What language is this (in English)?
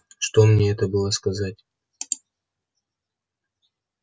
Russian